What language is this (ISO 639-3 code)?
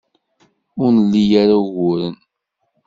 kab